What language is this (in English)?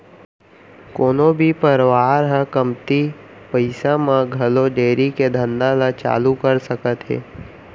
Chhattisgarhi